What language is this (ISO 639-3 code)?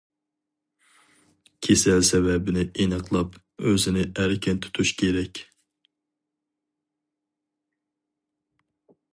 uig